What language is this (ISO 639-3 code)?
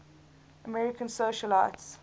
eng